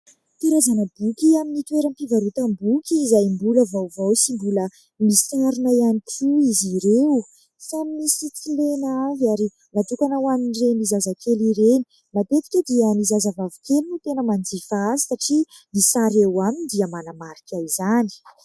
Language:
Malagasy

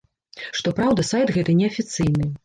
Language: Belarusian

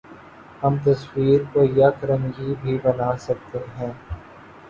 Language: Urdu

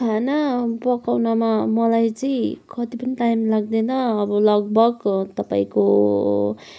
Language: Nepali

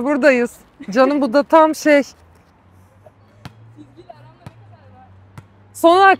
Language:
Turkish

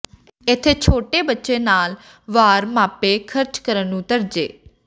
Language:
Punjabi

